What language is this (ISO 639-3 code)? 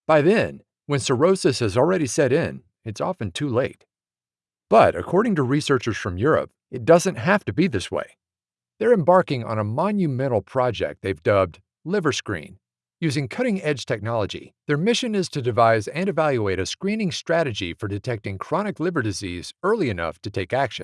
eng